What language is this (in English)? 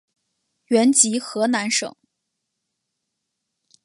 Chinese